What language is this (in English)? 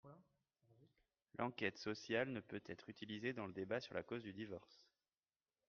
French